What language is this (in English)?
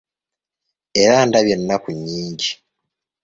Ganda